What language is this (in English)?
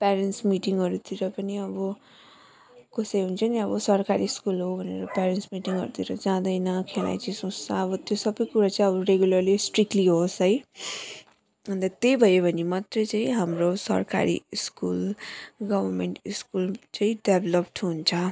Nepali